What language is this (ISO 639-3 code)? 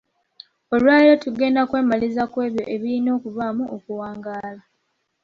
lug